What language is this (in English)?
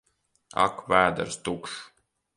Latvian